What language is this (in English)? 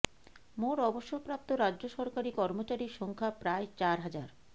Bangla